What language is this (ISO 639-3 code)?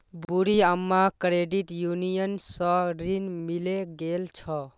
mag